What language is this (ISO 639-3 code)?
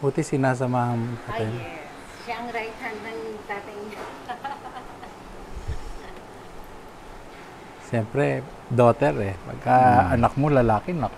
fil